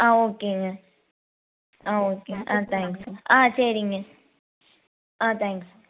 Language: Tamil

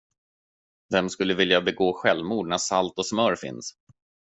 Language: Swedish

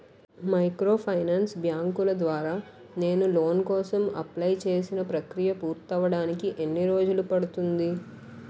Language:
Telugu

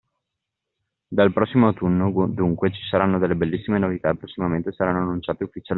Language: Italian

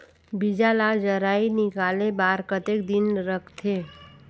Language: Chhattisgarhi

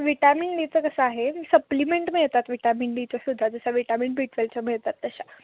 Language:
Marathi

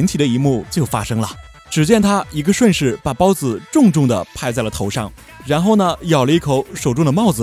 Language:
Chinese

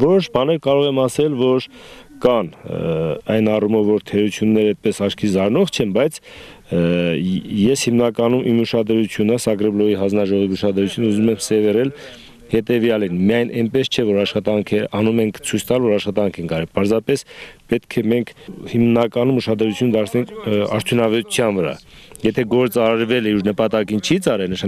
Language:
Romanian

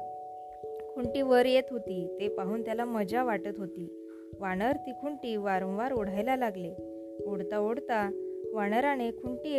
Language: Marathi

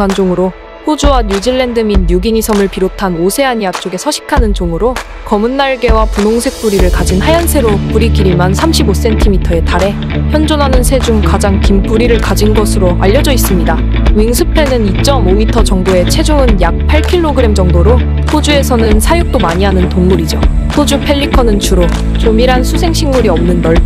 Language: Korean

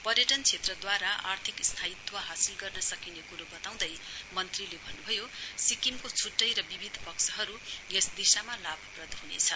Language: Nepali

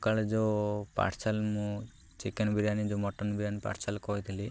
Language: Odia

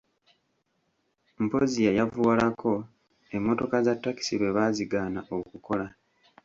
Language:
Ganda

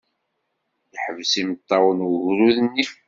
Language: Kabyle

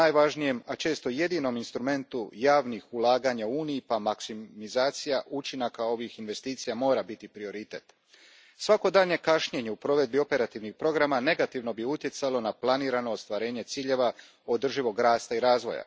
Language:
Croatian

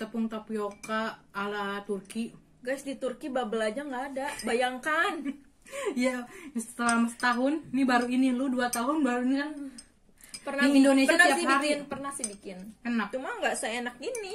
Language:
Indonesian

